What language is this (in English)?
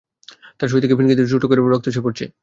Bangla